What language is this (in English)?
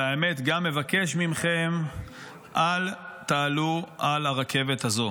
Hebrew